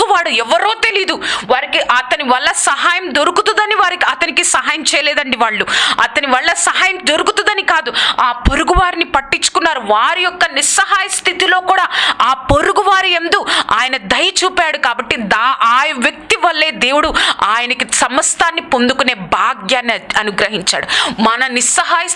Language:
French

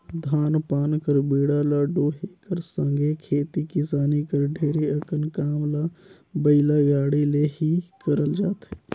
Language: Chhattisgarhi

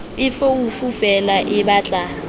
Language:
Southern Sotho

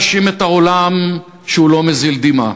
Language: Hebrew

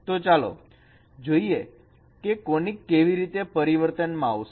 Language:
Gujarati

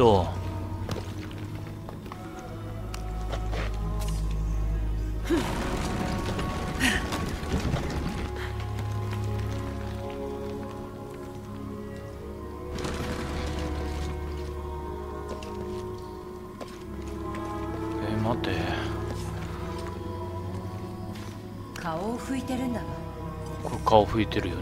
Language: Japanese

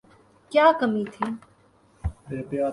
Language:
Urdu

